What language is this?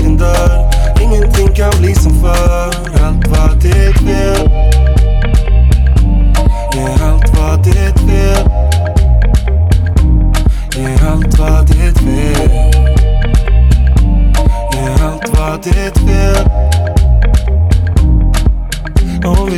Swedish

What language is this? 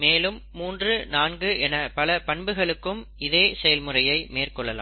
Tamil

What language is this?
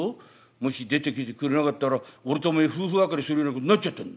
Japanese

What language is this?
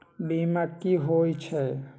Magahi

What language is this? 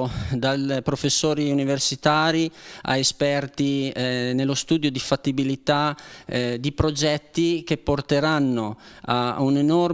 Italian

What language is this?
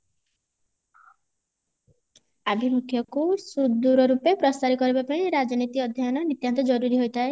Odia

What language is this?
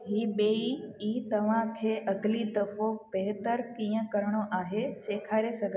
Sindhi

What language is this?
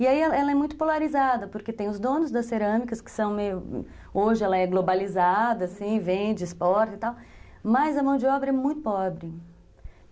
Portuguese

